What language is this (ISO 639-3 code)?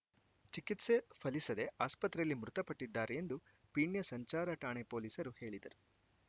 kan